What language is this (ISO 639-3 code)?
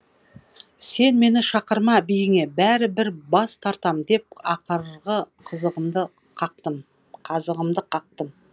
kaz